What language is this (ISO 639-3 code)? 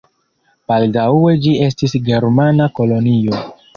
epo